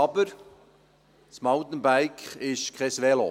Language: Swiss German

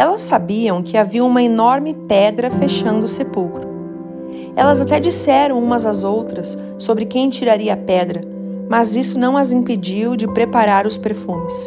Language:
Portuguese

